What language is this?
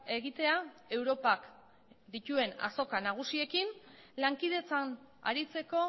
Basque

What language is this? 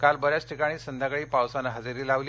Marathi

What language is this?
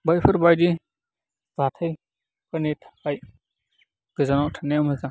Bodo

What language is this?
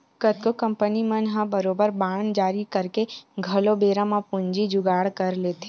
Chhattisgarhi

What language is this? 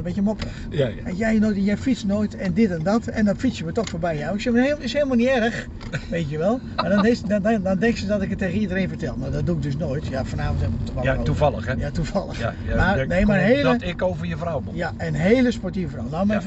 Dutch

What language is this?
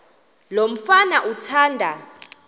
Xhosa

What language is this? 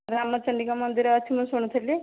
Odia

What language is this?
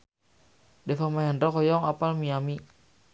Sundanese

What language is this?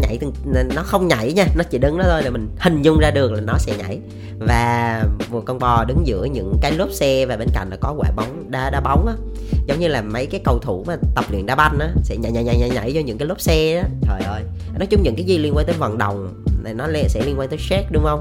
Vietnamese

